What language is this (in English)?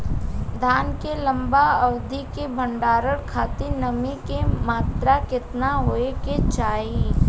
Bhojpuri